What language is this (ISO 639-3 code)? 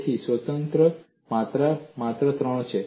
guj